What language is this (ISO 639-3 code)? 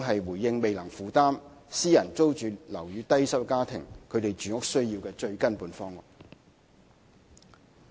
yue